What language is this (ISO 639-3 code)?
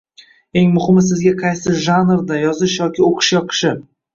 uzb